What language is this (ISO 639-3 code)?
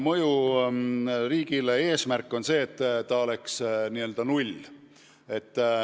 est